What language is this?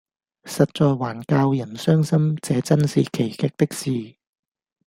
Cantonese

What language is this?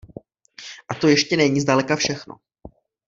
Czech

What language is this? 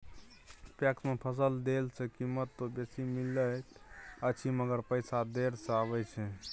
Maithili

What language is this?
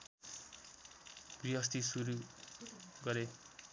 Nepali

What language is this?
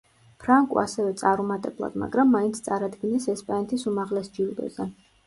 Georgian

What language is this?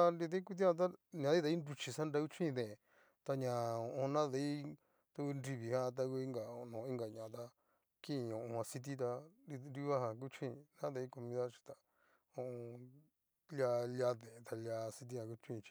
Cacaloxtepec Mixtec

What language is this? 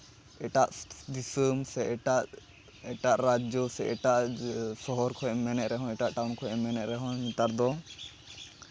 Santali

